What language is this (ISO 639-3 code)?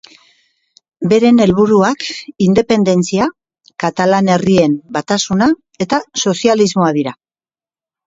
eus